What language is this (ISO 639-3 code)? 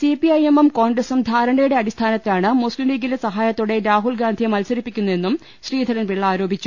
mal